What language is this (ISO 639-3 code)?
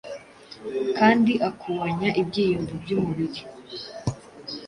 kin